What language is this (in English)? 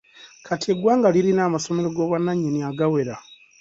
Ganda